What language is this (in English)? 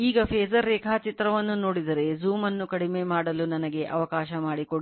Kannada